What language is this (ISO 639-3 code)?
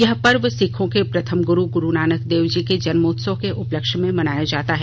hin